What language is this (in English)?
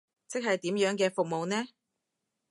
Cantonese